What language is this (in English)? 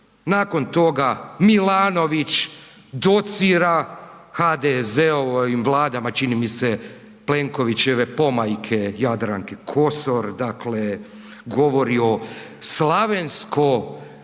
Croatian